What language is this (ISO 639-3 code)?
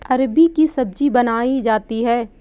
hin